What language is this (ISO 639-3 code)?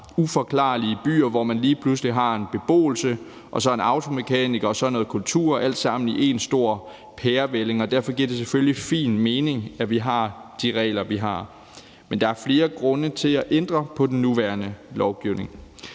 dan